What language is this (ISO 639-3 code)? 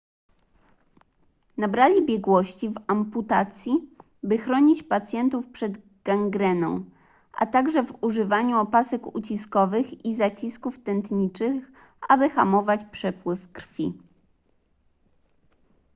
pol